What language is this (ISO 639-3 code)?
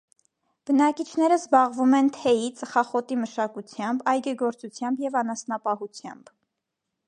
hye